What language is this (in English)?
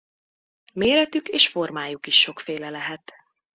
Hungarian